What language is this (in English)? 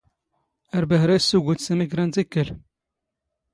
Standard Moroccan Tamazight